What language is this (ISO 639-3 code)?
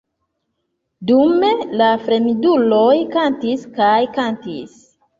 epo